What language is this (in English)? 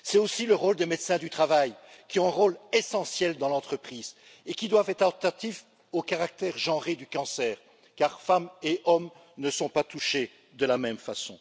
French